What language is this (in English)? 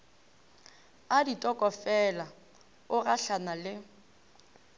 Northern Sotho